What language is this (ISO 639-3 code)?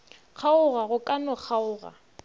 nso